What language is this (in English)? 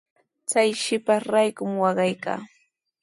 Sihuas Ancash Quechua